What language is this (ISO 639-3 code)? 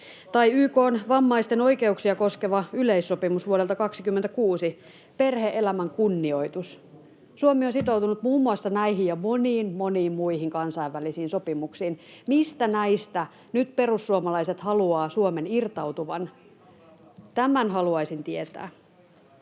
fin